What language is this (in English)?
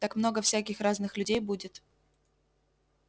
Russian